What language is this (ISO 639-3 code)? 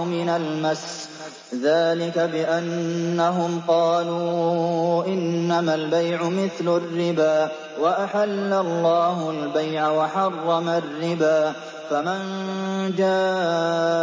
ara